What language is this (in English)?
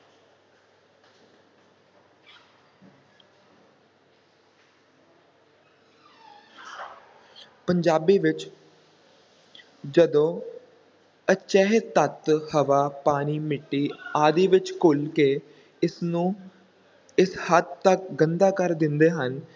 Punjabi